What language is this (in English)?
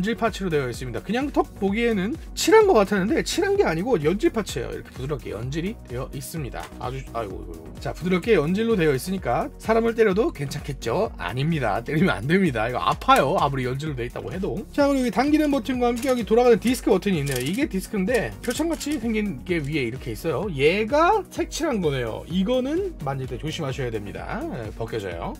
Korean